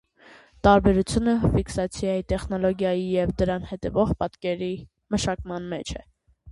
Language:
Armenian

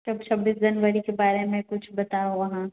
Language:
Maithili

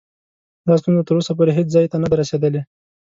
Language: Pashto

